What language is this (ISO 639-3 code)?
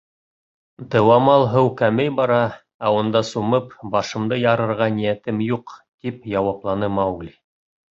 bak